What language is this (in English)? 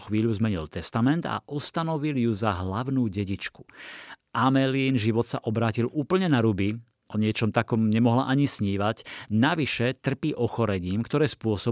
Slovak